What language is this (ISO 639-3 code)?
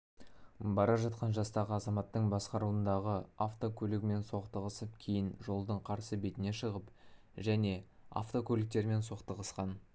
kaz